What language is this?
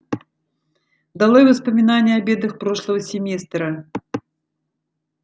Russian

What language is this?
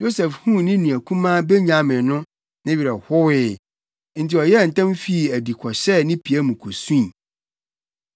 Akan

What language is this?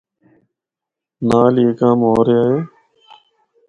Northern Hindko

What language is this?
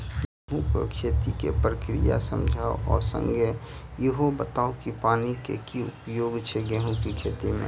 Maithili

